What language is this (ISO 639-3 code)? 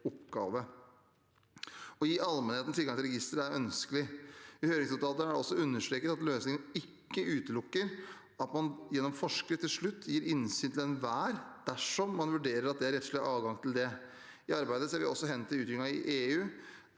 nor